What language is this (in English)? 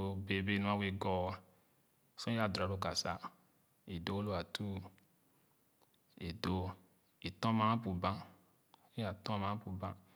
Khana